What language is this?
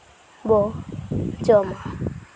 Santali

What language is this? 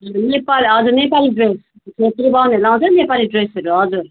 Nepali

